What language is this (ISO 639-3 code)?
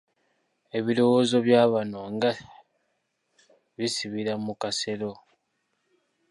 lug